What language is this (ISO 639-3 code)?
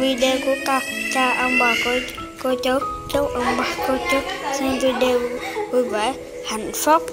vie